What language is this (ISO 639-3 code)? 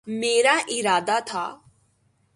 urd